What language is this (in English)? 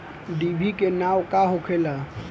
Bhojpuri